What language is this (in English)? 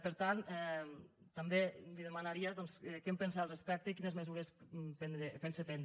Catalan